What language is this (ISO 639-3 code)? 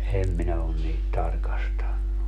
fin